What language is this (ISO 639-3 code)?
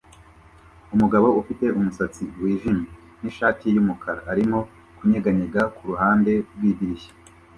kin